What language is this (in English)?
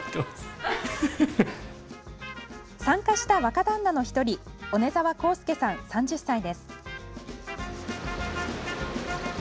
Japanese